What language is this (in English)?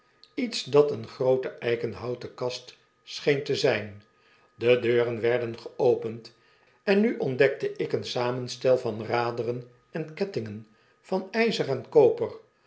Dutch